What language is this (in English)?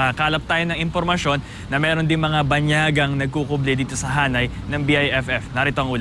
Filipino